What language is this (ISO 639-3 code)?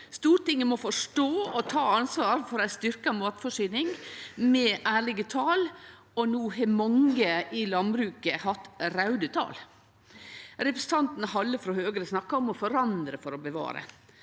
nor